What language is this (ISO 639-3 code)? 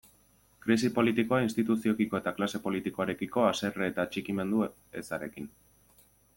eus